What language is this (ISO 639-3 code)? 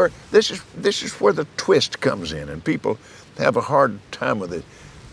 eng